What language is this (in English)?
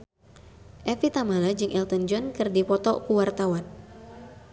Sundanese